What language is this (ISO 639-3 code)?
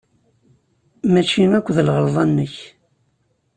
kab